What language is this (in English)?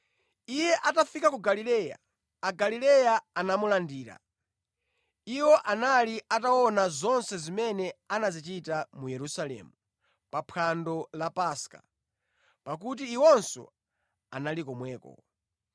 Nyanja